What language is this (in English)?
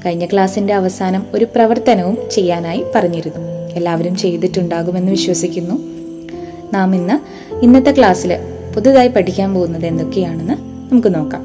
Malayalam